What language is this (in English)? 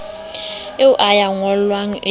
Southern Sotho